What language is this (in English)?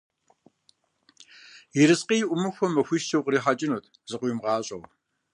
Kabardian